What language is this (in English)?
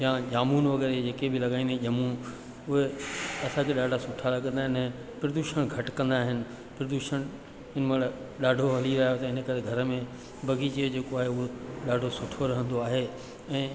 Sindhi